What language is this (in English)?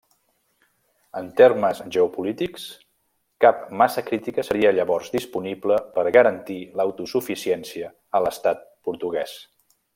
Catalan